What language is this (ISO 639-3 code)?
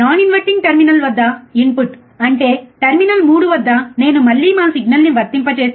tel